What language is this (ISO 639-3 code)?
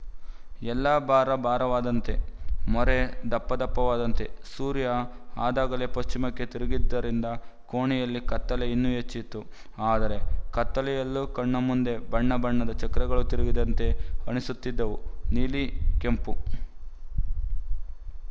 kan